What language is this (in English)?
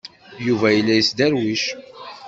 Kabyle